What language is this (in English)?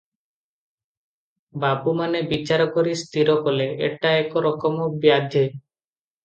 Odia